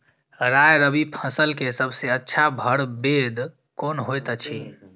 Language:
Maithili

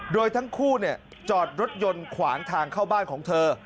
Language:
Thai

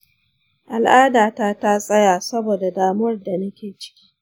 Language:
Hausa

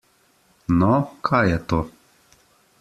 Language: Slovenian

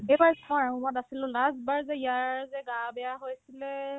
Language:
Assamese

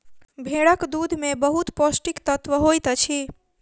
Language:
Maithili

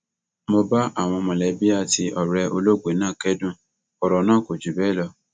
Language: Yoruba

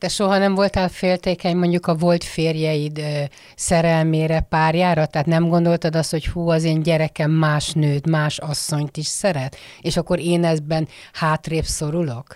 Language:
Hungarian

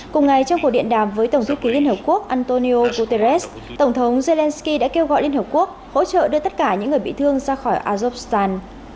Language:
Vietnamese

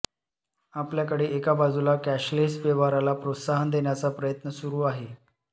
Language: Marathi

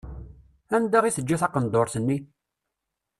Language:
Kabyle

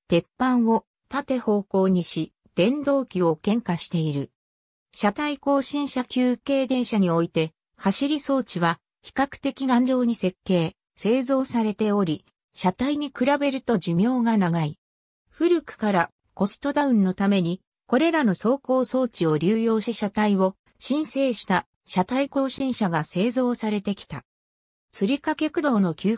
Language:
Japanese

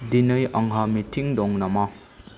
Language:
Bodo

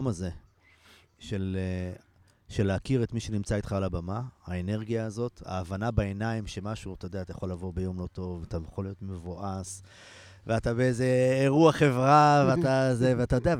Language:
Hebrew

